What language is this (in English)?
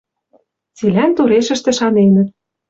Western Mari